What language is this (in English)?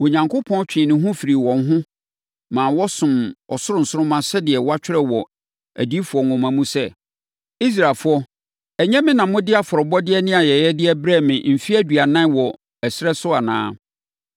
Akan